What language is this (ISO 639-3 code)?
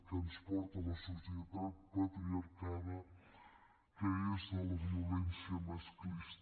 cat